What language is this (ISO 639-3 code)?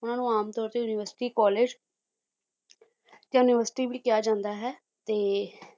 pan